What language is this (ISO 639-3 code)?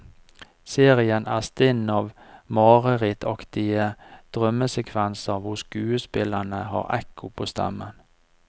nor